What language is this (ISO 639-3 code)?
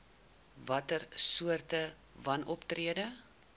afr